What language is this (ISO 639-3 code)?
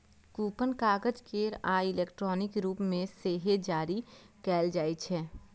mai